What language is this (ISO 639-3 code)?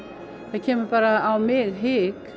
isl